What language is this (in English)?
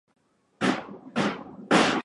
Swahili